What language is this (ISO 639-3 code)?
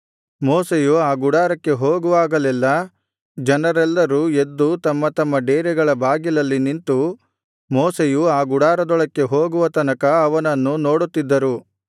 kan